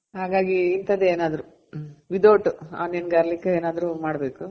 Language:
Kannada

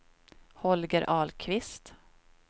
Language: Swedish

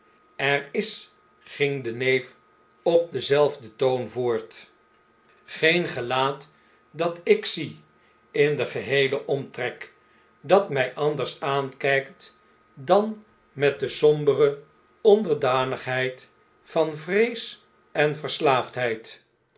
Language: Dutch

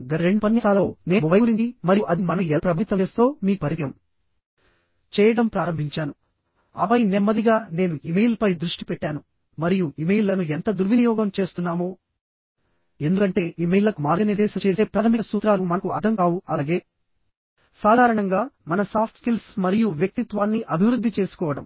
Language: Telugu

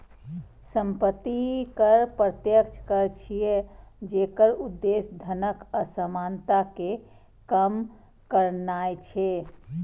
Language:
Maithili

